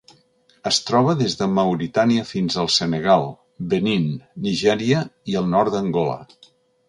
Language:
Catalan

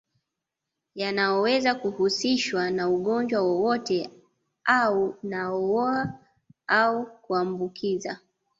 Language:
Swahili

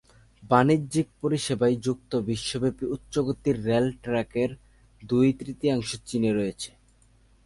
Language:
Bangla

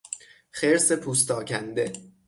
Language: Persian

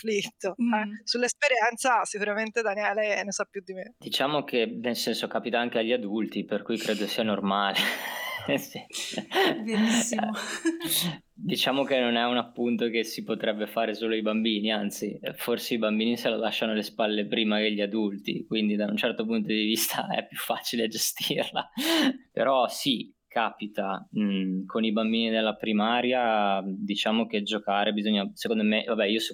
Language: Italian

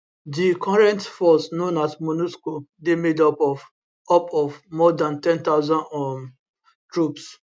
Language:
Nigerian Pidgin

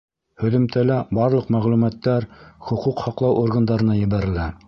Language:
Bashkir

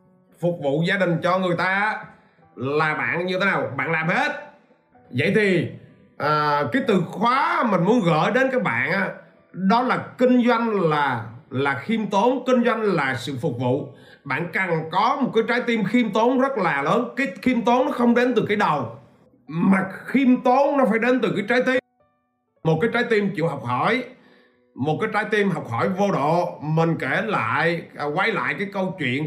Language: Vietnamese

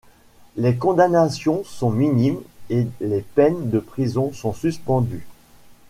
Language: French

